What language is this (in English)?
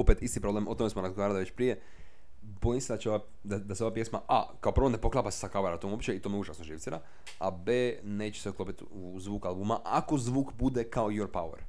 Croatian